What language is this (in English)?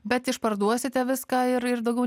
Lithuanian